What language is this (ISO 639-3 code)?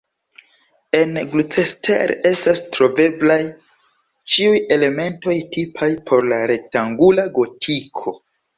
epo